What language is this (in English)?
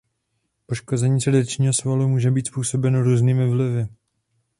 Czech